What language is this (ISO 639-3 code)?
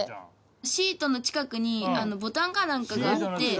jpn